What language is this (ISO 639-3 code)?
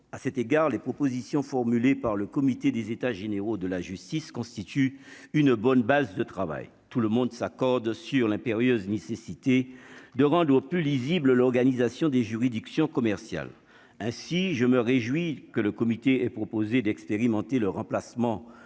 fra